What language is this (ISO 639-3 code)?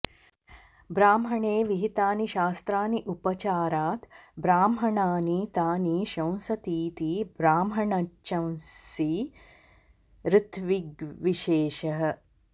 san